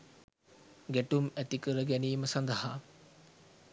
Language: Sinhala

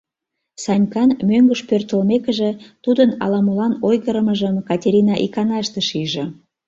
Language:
Mari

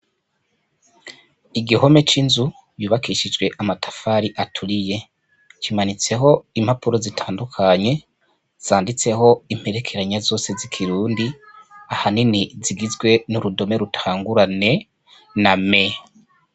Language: Rundi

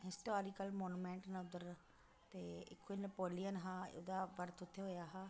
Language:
Dogri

